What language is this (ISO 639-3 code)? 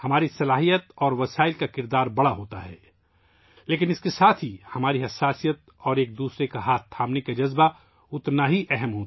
urd